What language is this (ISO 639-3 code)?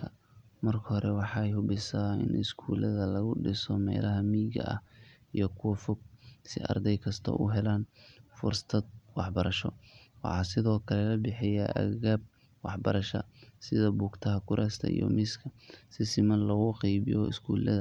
som